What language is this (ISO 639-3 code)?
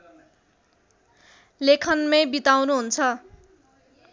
nep